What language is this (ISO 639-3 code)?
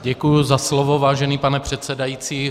ces